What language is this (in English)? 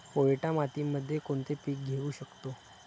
Marathi